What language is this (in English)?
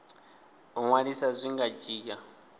Venda